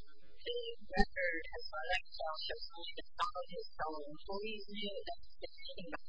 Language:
English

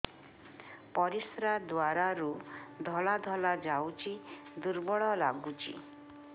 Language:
Odia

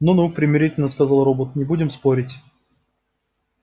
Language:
Russian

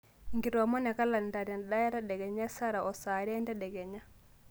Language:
Masai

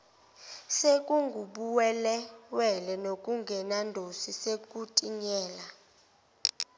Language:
Zulu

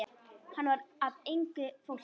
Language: Icelandic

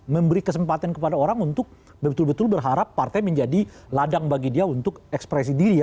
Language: Indonesian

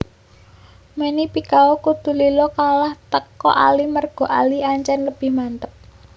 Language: Javanese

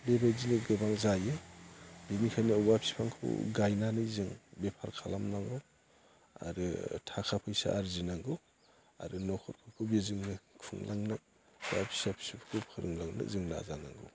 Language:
Bodo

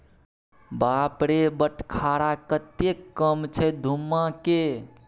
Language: Maithili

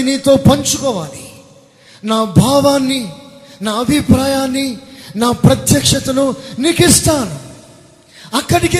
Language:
Telugu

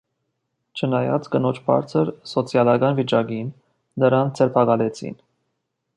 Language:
Armenian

